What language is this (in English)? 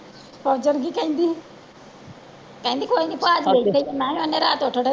Punjabi